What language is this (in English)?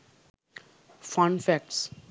Sinhala